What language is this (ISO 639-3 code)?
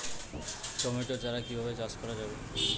ben